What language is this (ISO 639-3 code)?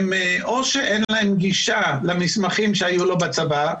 heb